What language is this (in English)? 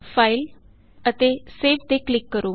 Punjabi